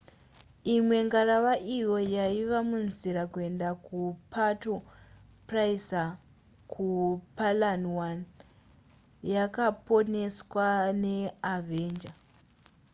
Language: Shona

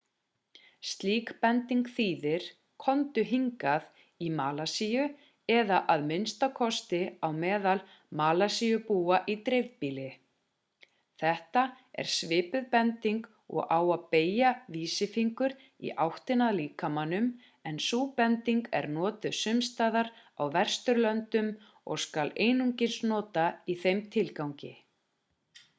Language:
Icelandic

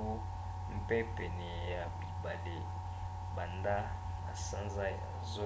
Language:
Lingala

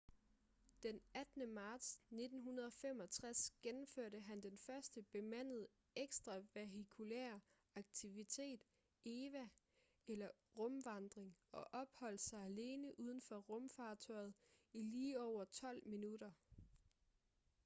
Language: Danish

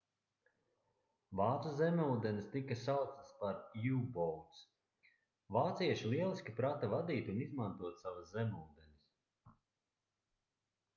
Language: Latvian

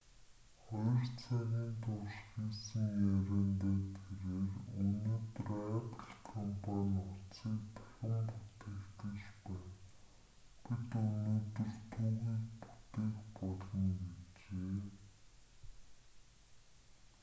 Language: Mongolian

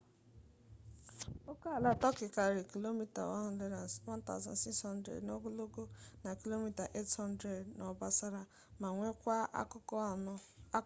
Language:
Igbo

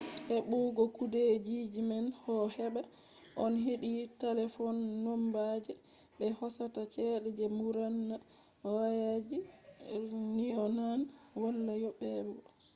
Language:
Fula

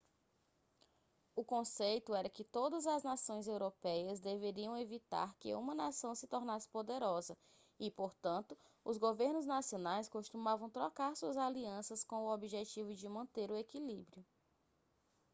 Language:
Portuguese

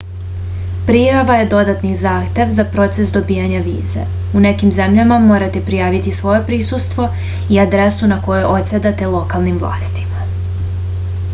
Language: Serbian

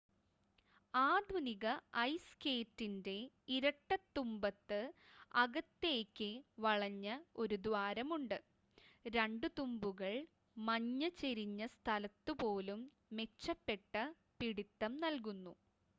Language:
Malayalam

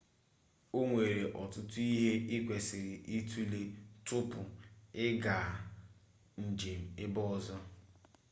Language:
Igbo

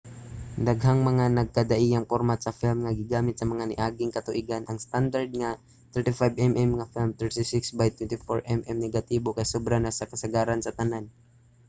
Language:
Cebuano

